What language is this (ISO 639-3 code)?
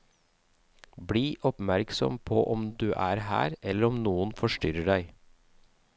nor